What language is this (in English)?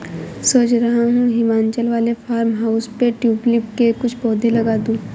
Hindi